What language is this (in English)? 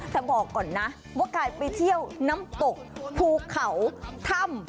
Thai